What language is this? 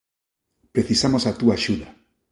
Galician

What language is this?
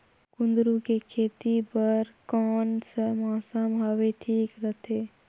Chhattisgarhi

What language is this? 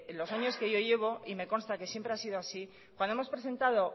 Spanish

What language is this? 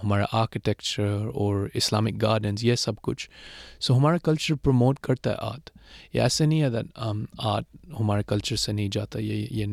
Urdu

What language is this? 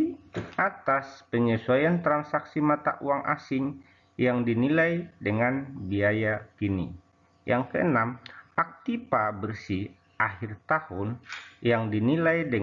Indonesian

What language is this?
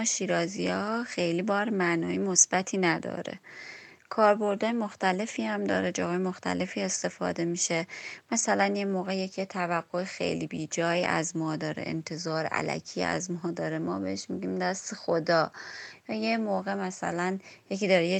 Persian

